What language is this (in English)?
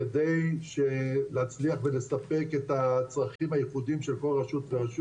Hebrew